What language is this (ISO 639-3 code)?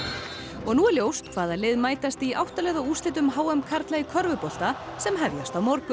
isl